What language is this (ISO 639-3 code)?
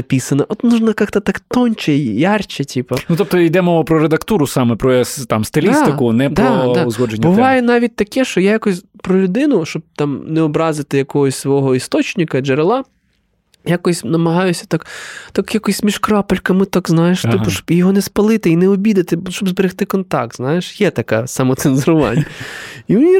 ukr